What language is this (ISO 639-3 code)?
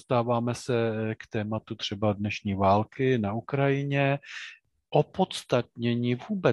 ces